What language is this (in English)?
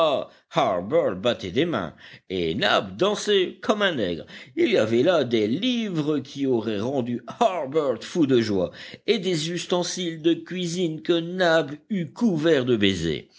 French